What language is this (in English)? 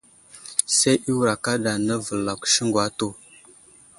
Wuzlam